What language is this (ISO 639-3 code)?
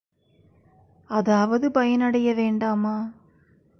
tam